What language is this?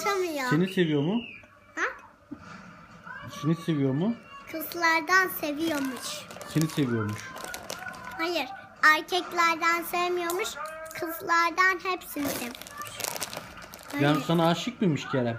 Turkish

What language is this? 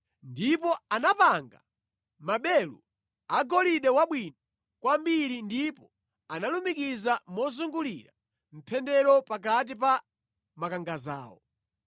Nyanja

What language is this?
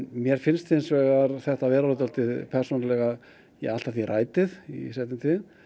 Icelandic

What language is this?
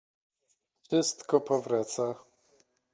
Polish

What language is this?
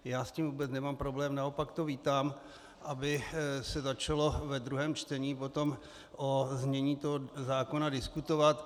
Czech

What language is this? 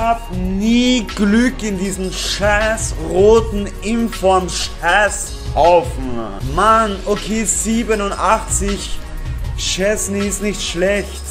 German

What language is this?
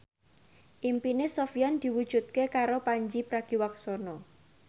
Javanese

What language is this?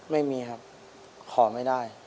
Thai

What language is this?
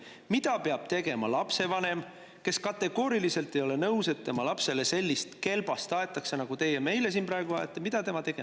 Estonian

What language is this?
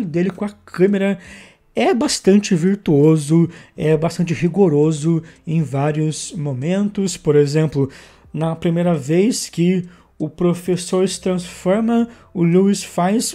Portuguese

